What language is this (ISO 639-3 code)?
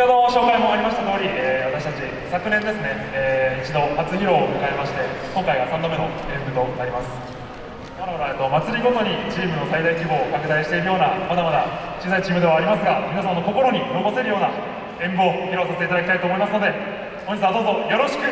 jpn